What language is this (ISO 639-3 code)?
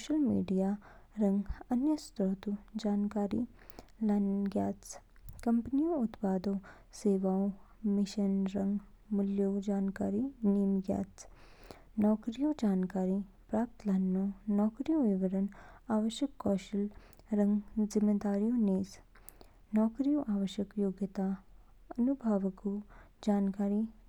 kfk